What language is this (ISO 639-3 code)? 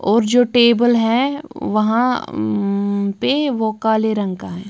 hin